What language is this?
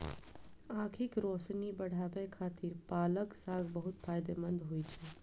Maithili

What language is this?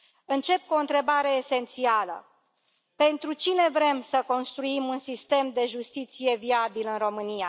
Romanian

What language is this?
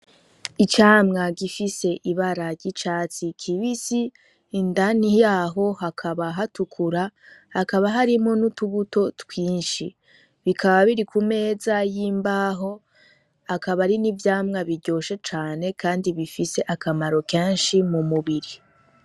Rundi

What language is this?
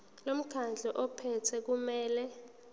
Zulu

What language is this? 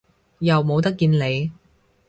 Cantonese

